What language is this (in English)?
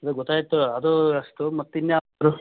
Kannada